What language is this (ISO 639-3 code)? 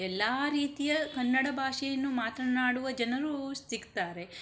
kan